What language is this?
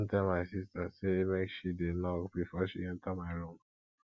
Nigerian Pidgin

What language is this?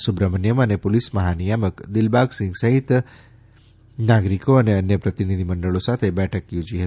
Gujarati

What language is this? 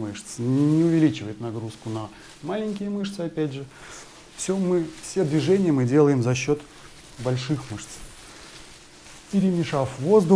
Russian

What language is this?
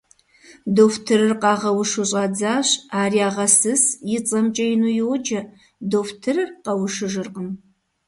Kabardian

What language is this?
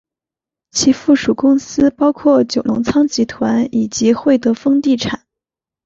Chinese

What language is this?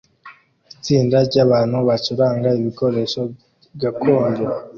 Kinyarwanda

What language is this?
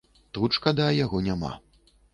Belarusian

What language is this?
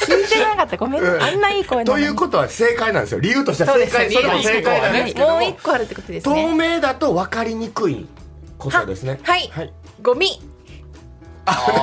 Japanese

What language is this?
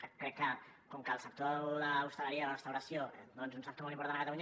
Catalan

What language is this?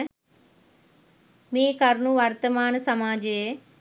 Sinhala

